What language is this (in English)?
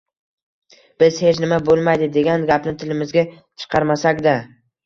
Uzbek